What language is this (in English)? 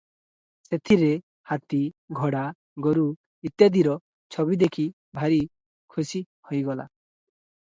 Odia